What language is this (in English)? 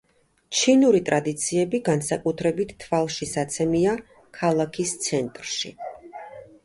Georgian